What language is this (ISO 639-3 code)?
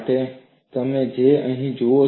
guj